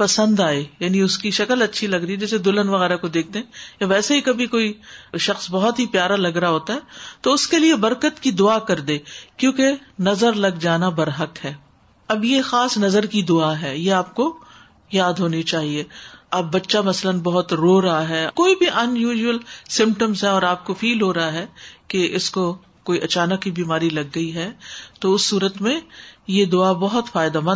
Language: Urdu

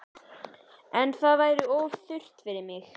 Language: Icelandic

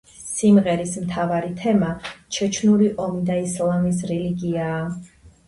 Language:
Georgian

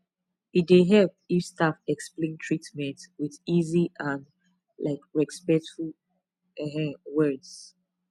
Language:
Nigerian Pidgin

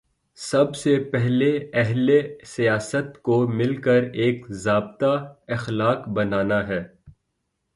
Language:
Urdu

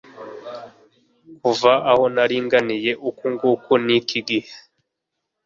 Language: Kinyarwanda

